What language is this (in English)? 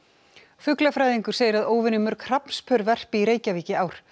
Icelandic